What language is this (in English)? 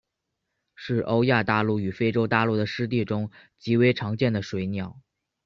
Chinese